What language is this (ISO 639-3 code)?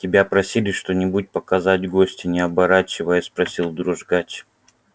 rus